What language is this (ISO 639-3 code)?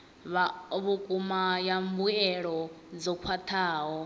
ven